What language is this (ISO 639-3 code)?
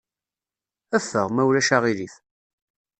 kab